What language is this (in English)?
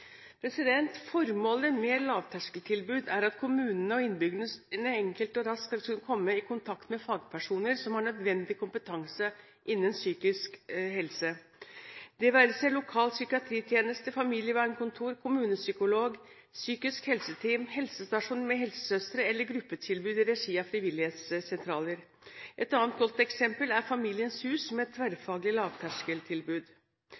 Norwegian Bokmål